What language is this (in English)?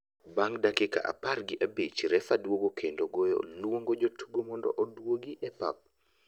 Luo (Kenya and Tanzania)